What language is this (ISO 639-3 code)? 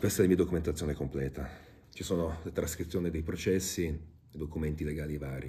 ita